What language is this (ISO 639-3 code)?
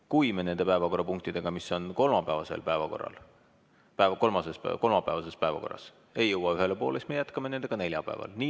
est